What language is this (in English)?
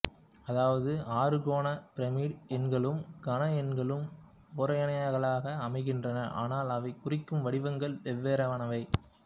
Tamil